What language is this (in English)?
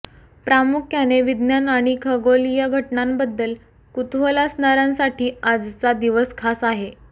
Marathi